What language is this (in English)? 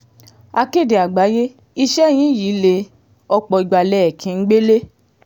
Yoruba